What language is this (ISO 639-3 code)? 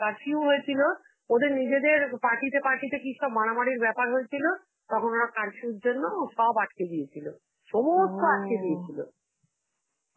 ben